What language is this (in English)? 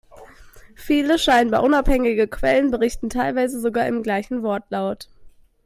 German